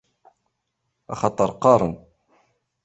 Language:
Kabyle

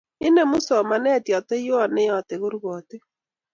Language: Kalenjin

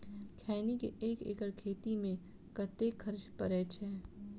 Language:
Maithili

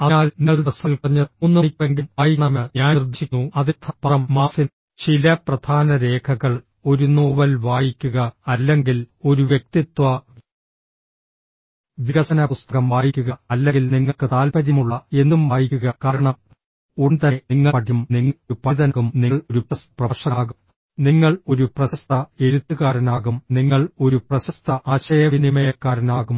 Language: Malayalam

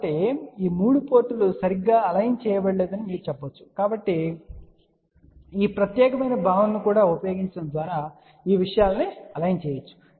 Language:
Telugu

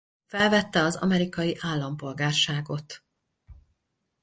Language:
Hungarian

